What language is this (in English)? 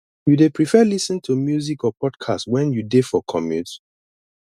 Nigerian Pidgin